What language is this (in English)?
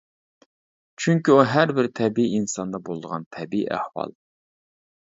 Uyghur